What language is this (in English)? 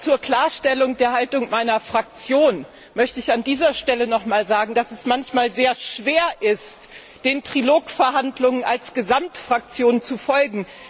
German